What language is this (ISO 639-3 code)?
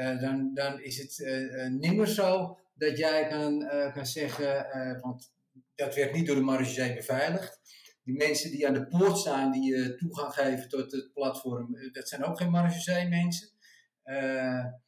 nld